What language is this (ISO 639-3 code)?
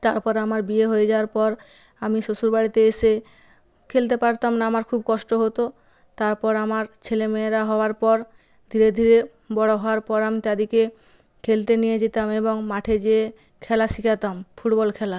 ben